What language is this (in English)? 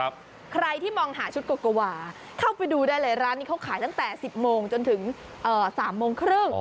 Thai